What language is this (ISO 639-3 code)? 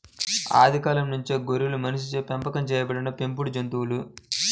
tel